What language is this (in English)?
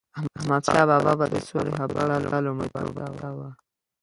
Pashto